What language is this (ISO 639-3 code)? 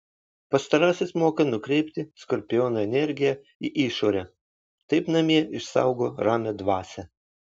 lit